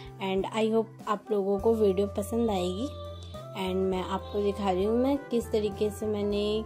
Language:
Hindi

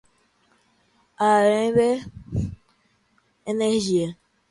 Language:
Portuguese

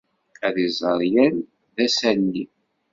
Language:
Kabyle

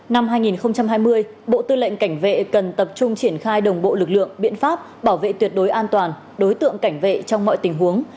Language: Vietnamese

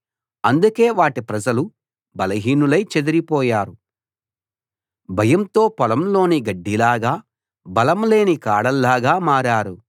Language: Telugu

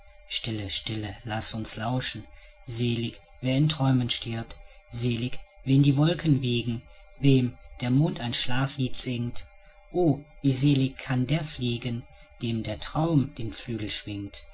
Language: German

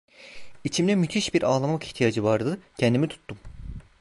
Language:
Turkish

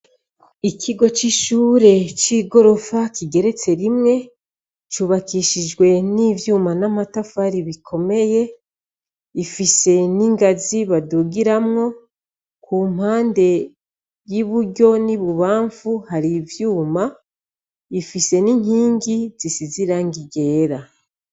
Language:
Rundi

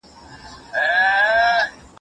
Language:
Pashto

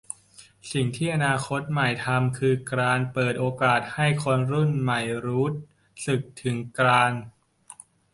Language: Thai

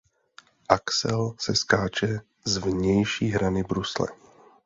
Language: Czech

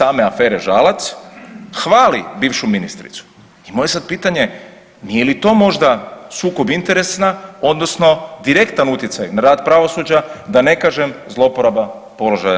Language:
Croatian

